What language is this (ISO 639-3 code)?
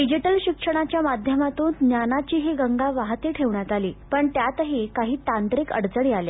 mar